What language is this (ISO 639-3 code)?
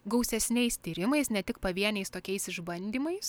lit